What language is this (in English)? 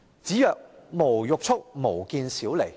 Cantonese